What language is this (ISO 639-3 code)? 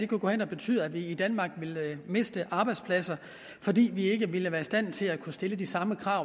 dan